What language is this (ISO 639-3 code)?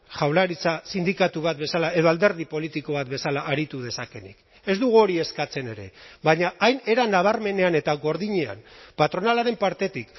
eus